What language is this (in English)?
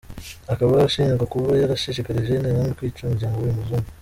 Kinyarwanda